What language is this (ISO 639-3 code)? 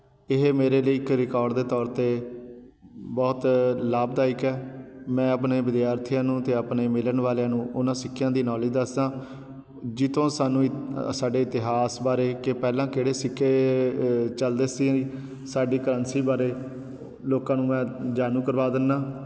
pan